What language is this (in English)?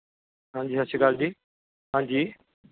Punjabi